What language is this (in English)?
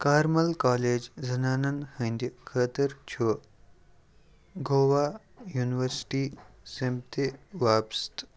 Kashmiri